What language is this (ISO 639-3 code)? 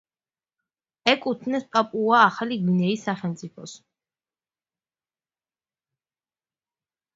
kat